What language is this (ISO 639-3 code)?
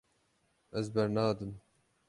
kur